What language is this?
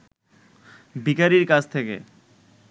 Bangla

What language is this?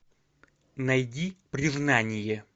Russian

